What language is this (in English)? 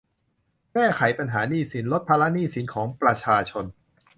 Thai